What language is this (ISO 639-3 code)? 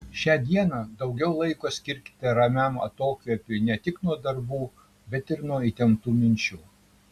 lit